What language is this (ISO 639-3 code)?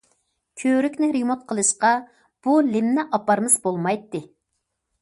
uig